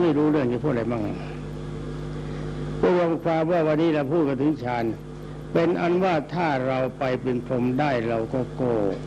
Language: Thai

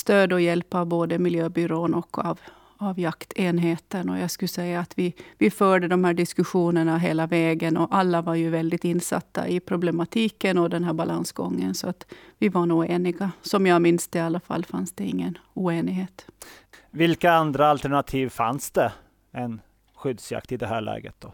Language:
Swedish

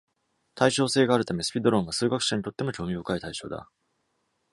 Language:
Japanese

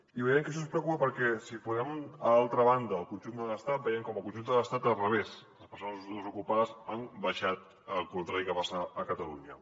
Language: Catalan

